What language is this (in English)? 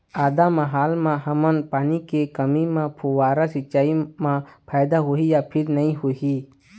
Chhattisgarhi